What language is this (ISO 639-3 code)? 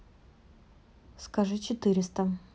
rus